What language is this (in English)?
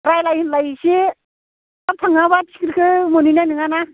Bodo